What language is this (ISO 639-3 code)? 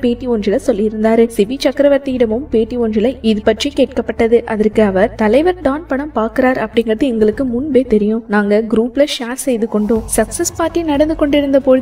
tur